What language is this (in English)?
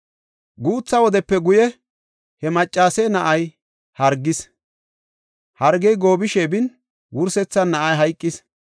Gofa